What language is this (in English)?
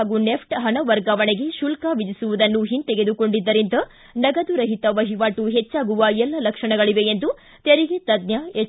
Kannada